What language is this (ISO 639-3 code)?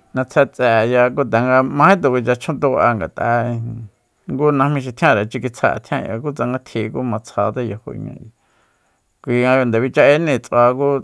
vmp